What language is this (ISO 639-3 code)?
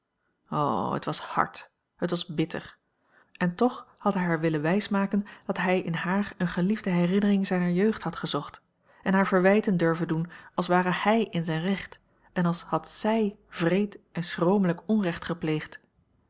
nld